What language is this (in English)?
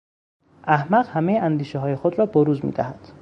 Persian